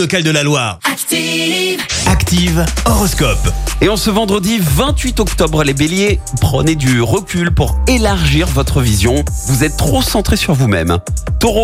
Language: French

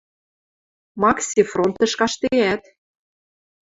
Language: Western Mari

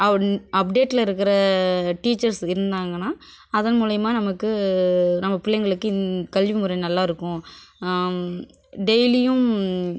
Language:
Tamil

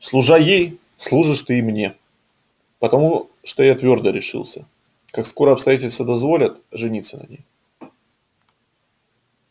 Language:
Russian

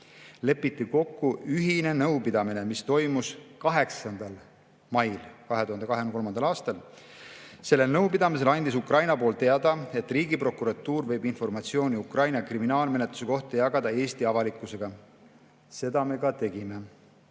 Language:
Estonian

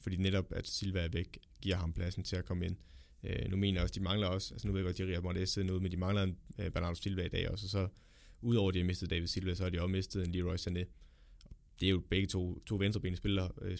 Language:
Danish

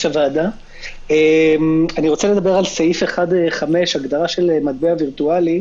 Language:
Hebrew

